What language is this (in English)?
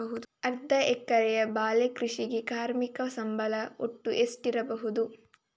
Kannada